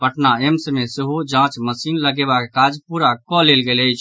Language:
Maithili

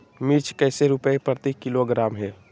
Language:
Magahi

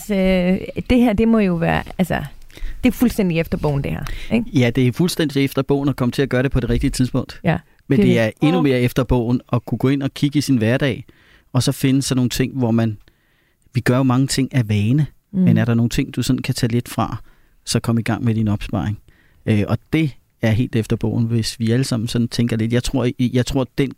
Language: Danish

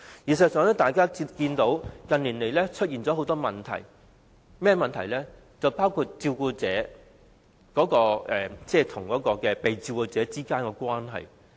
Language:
Cantonese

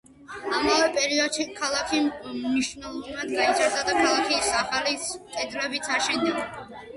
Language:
Georgian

